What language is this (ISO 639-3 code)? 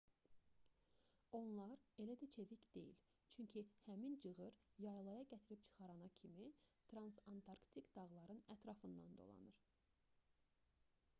aze